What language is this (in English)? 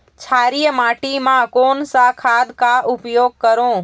Chhattisgarhi